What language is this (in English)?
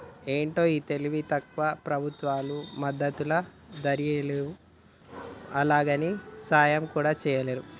Telugu